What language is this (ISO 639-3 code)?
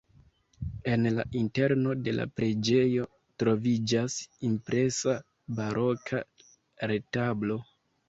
epo